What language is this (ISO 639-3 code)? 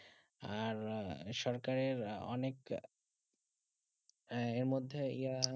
ben